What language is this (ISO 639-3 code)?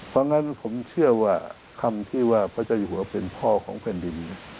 tha